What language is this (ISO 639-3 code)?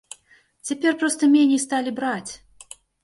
bel